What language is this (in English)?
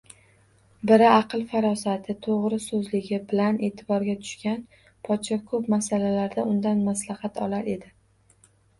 Uzbek